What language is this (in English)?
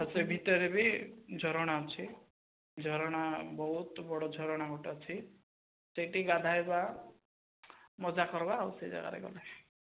Odia